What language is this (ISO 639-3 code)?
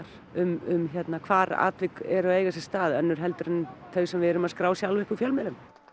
isl